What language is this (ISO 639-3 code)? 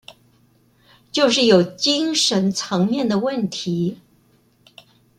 zho